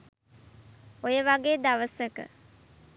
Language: Sinhala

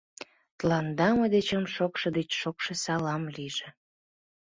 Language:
Mari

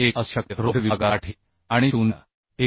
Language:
Marathi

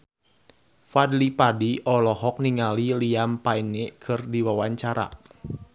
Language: Sundanese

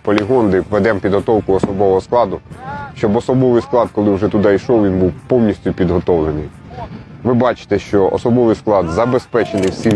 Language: Ukrainian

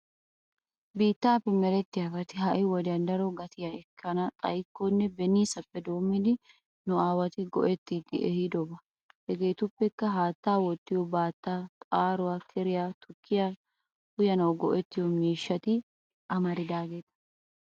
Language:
Wolaytta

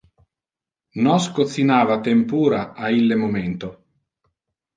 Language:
Interlingua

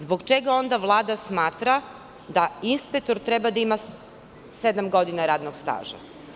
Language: Serbian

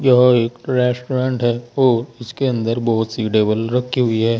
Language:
Hindi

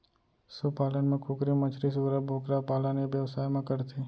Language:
Chhattisgarhi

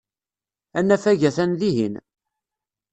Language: Kabyle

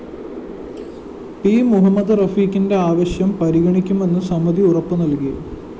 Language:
Malayalam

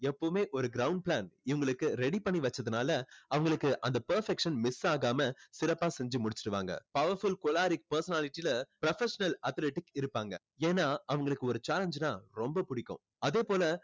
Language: Tamil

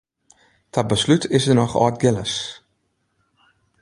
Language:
Western Frisian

